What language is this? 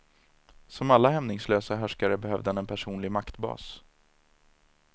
Swedish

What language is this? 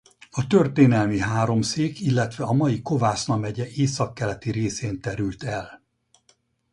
Hungarian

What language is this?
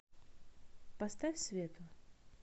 Russian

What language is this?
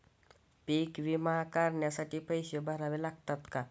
Marathi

